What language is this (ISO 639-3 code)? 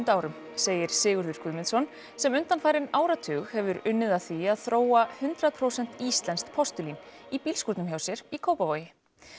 isl